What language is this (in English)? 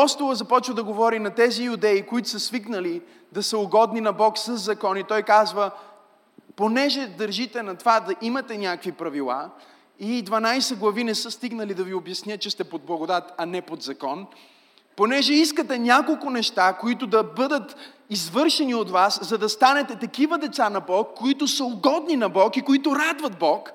Bulgarian